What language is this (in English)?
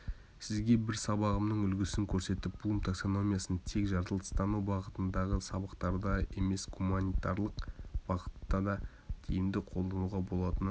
Kazakh